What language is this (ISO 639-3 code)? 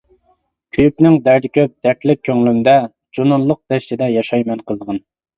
uig